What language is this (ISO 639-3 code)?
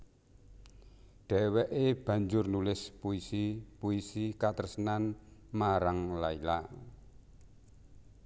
jav